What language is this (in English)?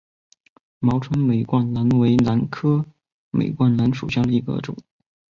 Chinese